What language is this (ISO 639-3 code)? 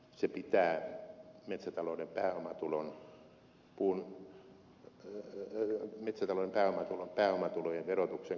fin